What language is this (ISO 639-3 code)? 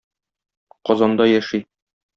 tat